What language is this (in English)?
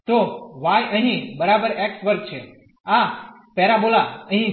Gujarati